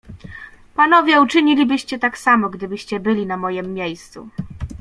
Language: Polish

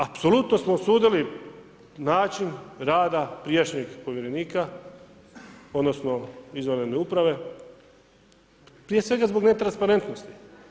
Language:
Croatian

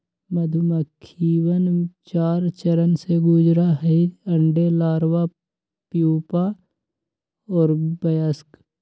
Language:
Magahi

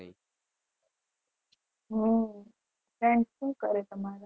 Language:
Gujarati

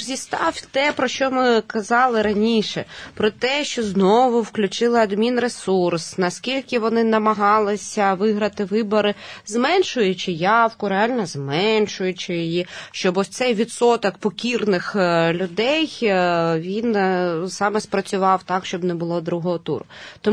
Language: Ukrainian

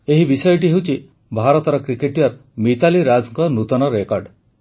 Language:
Odia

